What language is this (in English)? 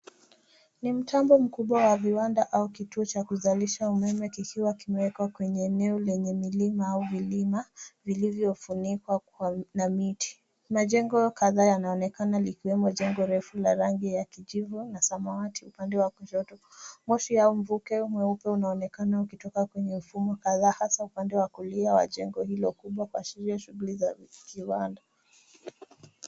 Swahili